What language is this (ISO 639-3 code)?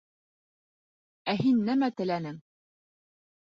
bak